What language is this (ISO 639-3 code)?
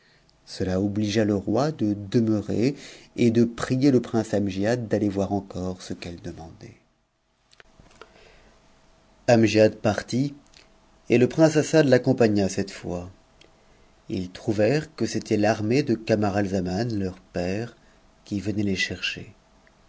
fra